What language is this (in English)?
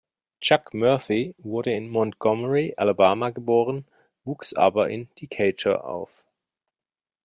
German